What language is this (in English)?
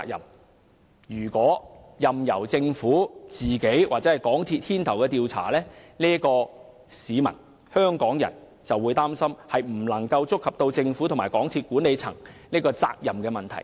Cantonese